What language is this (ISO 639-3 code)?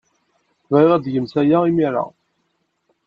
kab